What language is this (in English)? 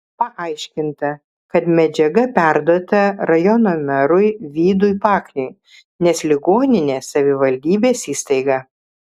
Lithuanian